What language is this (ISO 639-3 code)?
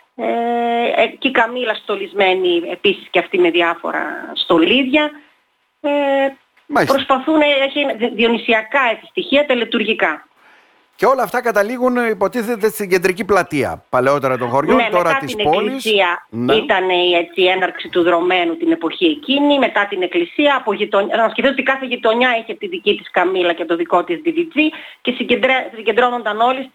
ell